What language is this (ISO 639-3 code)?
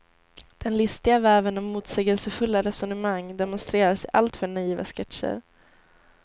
swe